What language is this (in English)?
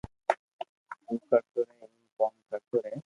Loarki